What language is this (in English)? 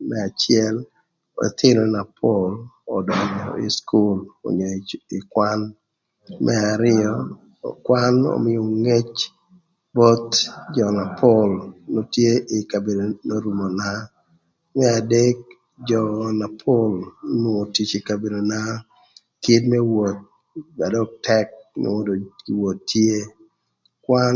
Thur